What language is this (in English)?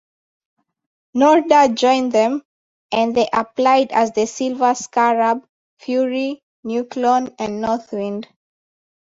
English